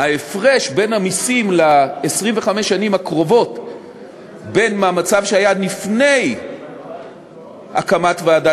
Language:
Hebrew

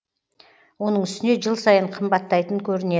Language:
Kazakh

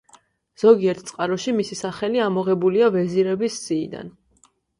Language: Georgian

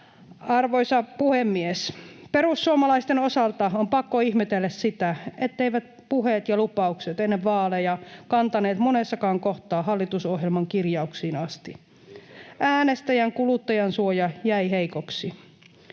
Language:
Finnish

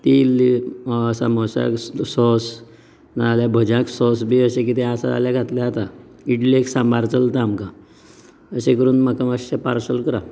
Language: Konkani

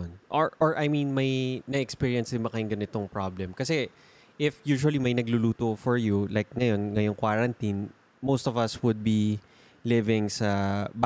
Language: Filipino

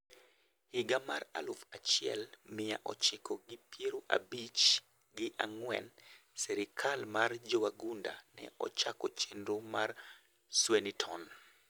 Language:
Luo (Kenya and Tanzania)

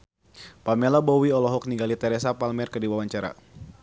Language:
Sundanese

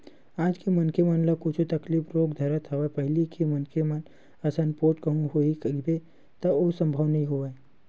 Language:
Chhattisgarhi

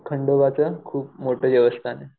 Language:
Marathi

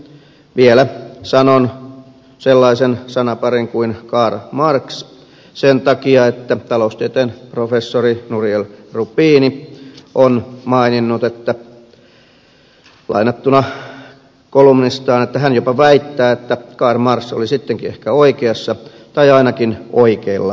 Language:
Finnish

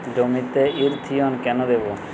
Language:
Bangla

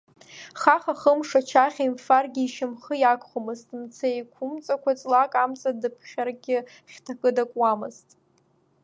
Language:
Abkhazian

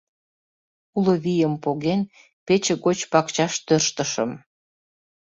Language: Mari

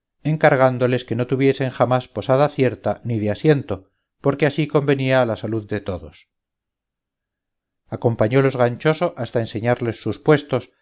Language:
Spanish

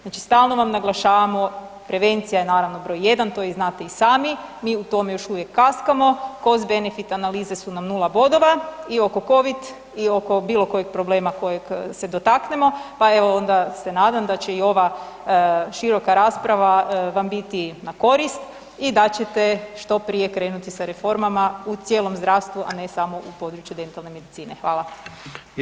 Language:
Croatian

